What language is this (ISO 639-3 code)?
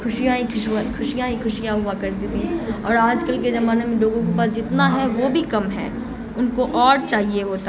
urd